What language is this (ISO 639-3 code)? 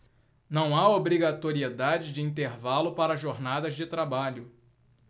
por